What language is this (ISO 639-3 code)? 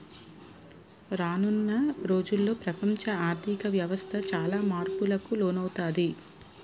tel